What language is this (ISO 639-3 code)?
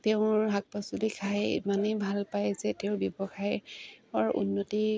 asm